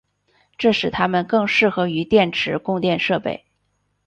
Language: Chinese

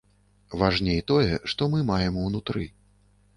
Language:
Belarusian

